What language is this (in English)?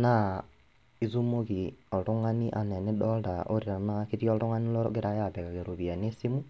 Masai